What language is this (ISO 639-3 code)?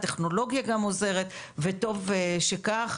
heb